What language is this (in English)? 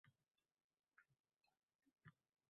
Uzbek